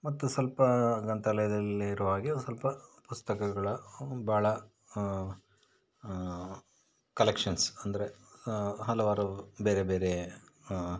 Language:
Kannada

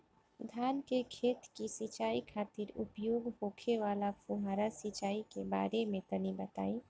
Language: Bhojpuri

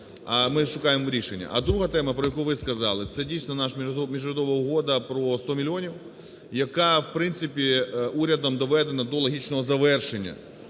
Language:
Ukrainian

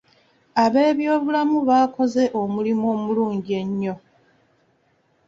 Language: Ganda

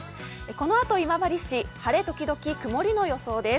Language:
Japanese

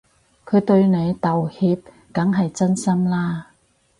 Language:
Cantonese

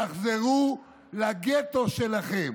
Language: Hebrew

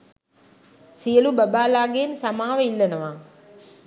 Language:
Sinhala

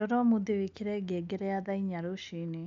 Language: Kikuyu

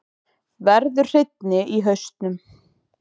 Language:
Icelandic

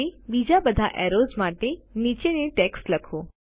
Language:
Gujarati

